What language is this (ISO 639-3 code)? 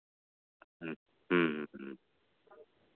sat